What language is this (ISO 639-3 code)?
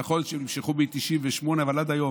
heb